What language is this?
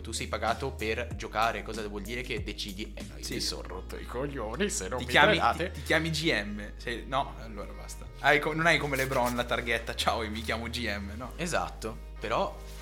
Italian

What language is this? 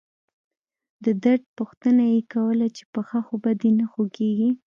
Pashto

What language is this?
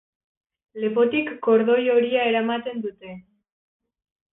Basque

